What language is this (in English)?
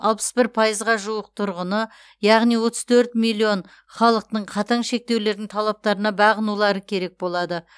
Kazakh